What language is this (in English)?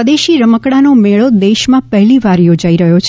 Gujarati